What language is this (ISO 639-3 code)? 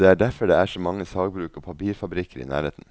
nor